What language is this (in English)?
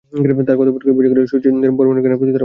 Bangla